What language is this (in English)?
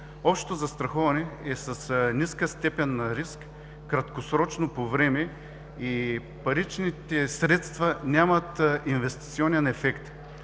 Bulgarian